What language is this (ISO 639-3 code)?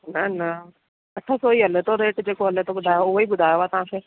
snd